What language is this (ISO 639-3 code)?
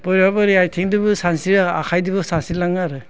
brx